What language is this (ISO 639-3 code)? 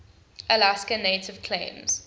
eng